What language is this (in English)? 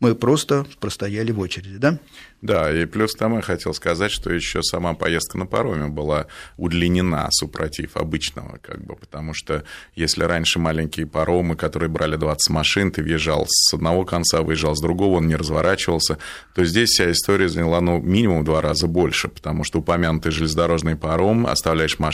Russian